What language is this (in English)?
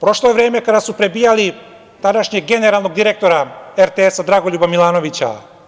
Serbian